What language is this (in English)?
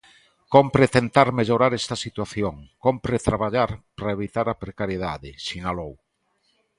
Galician